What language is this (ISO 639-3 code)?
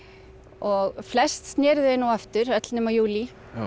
isl